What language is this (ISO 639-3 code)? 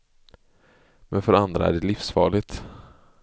swe